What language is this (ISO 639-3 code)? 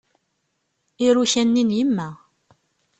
kab